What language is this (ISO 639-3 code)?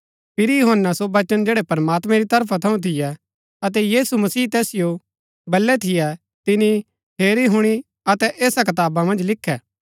gbk